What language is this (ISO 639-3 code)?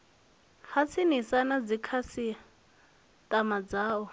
ven